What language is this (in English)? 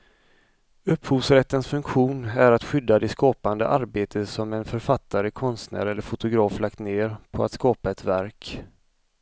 Swedish